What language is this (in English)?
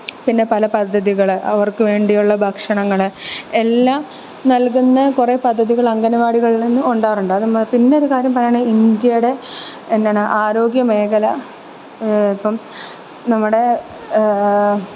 Malayalam